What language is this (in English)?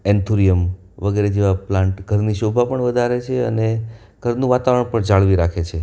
Gujarati